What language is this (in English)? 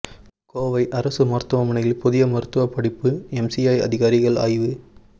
Tamil